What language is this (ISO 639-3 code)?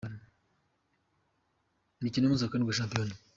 kin